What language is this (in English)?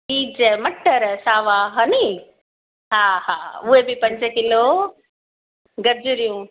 Sindhi